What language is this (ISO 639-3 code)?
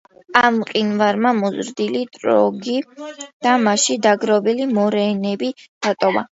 kat